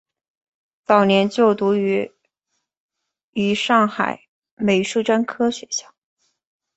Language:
Chinese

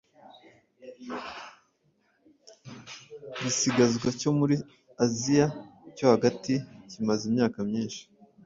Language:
Kinyarwanda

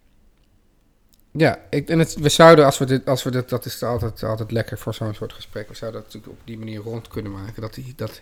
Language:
Dutch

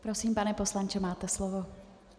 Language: Czech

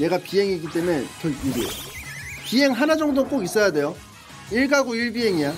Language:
Korean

